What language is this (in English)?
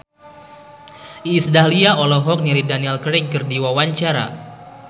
Sundanese